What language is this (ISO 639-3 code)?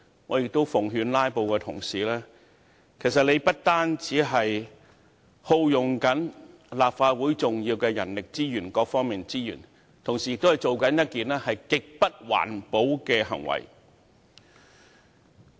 yue